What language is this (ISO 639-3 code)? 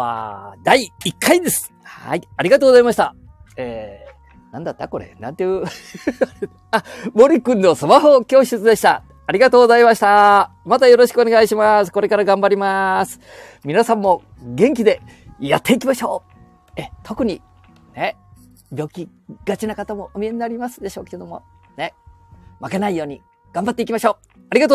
jpn